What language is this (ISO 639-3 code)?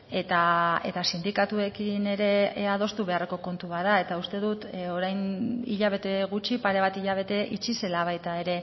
eus